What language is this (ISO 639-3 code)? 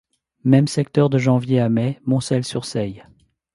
fra